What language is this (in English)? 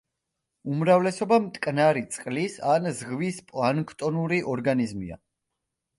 Georgian